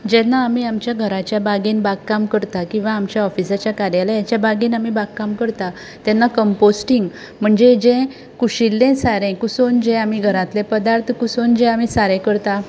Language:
Konkani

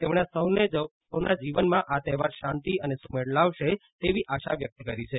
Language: Gujarati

